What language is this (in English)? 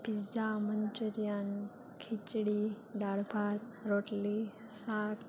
Gujarati